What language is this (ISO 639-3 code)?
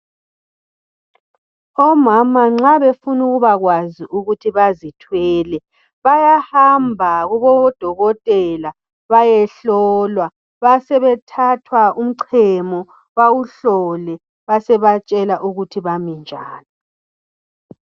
nde